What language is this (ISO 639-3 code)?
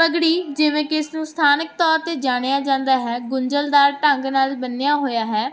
pan